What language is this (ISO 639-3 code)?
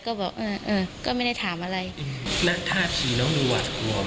tha